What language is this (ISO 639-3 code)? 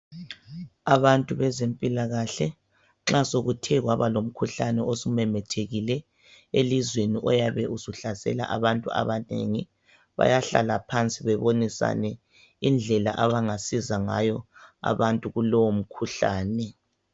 nde